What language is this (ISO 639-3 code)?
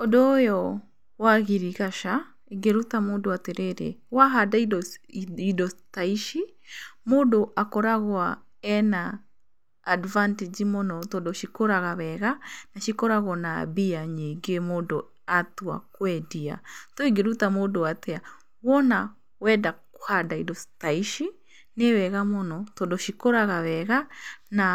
kik